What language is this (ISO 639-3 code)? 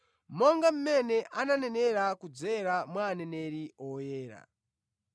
nya